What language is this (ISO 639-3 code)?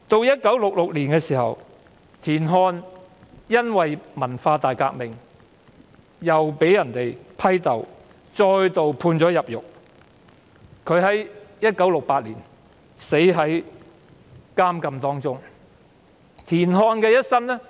yue